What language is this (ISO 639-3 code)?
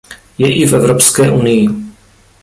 ces